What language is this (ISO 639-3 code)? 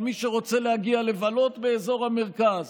heb